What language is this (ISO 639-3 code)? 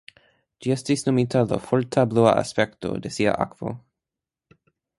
epo